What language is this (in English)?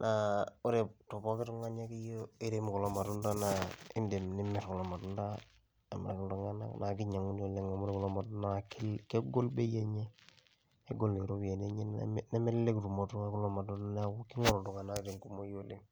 Masai